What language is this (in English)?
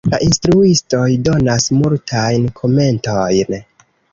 Esperanto